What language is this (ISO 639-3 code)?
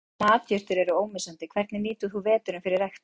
isl